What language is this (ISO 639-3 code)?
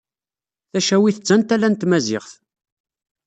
kab